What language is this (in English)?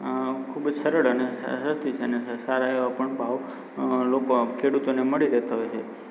Gujarati